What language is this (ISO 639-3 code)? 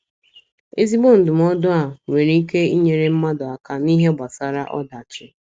ibo